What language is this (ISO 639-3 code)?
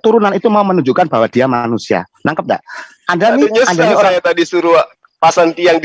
ind